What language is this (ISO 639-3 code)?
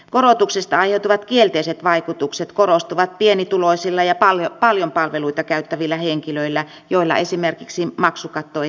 fin